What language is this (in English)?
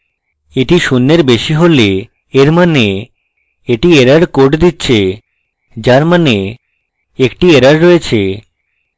Bangla